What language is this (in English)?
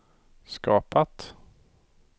Swedish